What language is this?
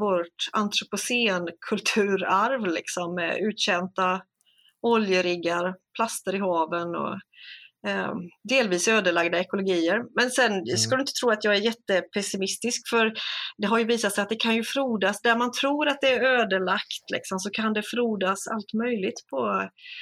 Swedish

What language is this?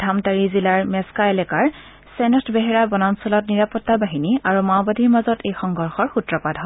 Assamese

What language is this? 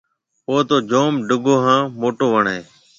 Marwari (Pakistan)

